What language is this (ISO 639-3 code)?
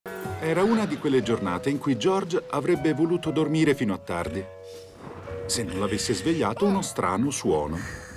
ita